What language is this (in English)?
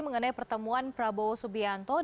Indonesian